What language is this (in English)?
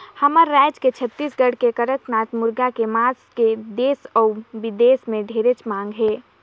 Chhattisgarhi